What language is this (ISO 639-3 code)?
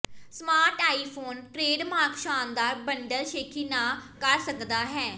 pan